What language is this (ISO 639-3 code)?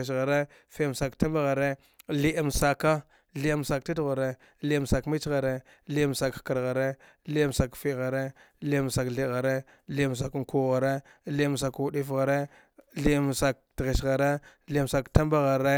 dgh